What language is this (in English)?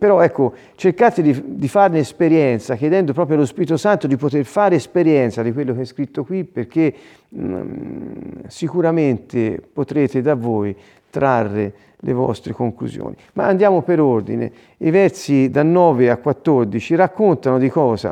Italian